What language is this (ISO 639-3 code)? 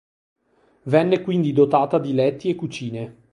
ita